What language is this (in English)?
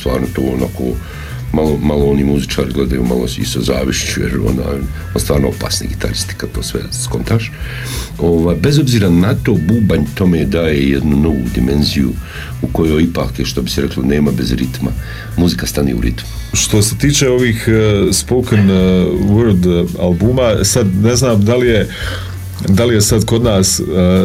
Croatian